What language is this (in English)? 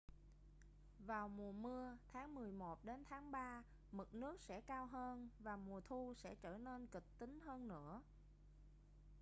Vietnamese